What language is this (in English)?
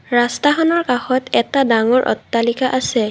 Assamese